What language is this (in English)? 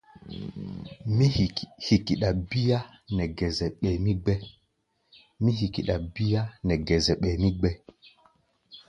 Gbaya